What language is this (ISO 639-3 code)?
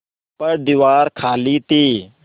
hin